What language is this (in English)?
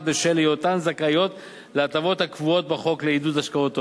Hebrew